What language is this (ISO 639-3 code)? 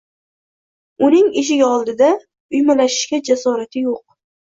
uzb